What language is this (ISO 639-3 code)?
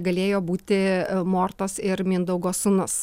lit